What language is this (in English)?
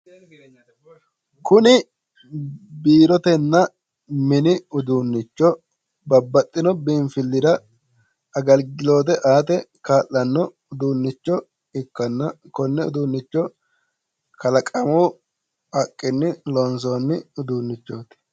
Sidamo